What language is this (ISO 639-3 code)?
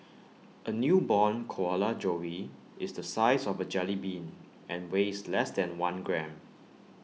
eng